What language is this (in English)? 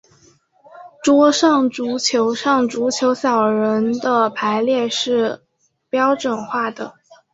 Chinese